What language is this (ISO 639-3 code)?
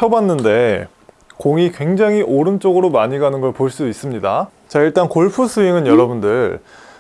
kor